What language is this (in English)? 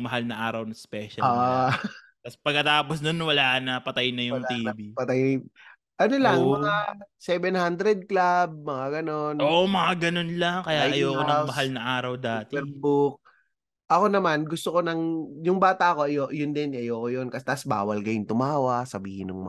Filipino